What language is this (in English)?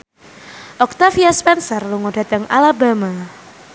Javanese